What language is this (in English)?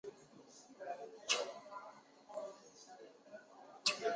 Chinese